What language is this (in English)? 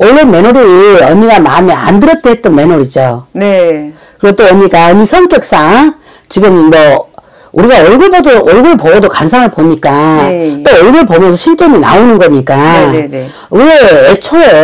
Korean